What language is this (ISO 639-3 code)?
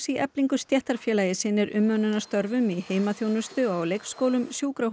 isl